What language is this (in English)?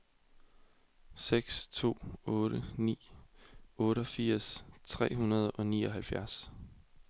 Danish